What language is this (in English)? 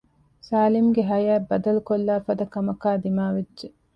Divehi